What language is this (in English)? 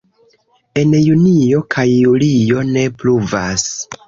Esperanto